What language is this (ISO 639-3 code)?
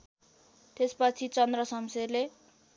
nep